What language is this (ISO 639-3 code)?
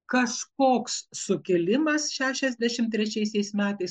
lit